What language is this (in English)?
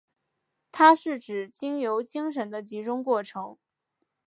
Chinese